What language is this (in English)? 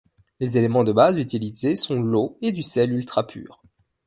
French